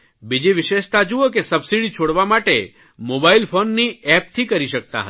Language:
Gujarati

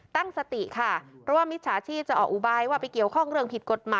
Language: Thai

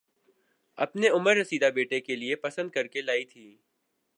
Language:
Urdu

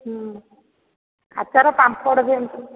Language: Odia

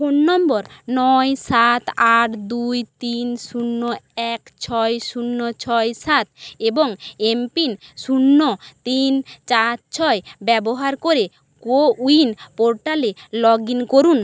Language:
Bangla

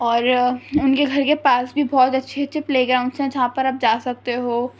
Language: Urdu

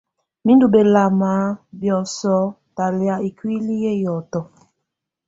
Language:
Tunen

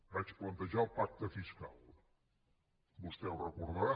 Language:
Catalan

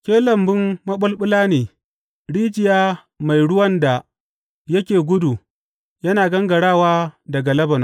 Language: Hausa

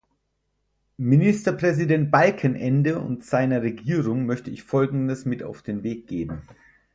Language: German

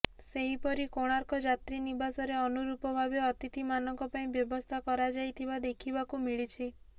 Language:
Odia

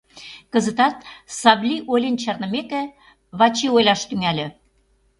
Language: Mari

